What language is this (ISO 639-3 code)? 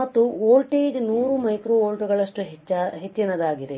kan